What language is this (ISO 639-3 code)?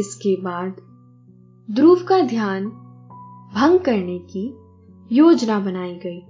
hin